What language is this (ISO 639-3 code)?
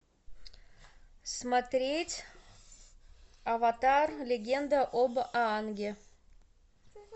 rus